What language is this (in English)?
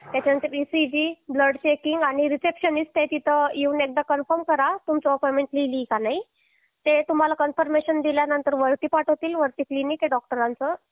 Marathi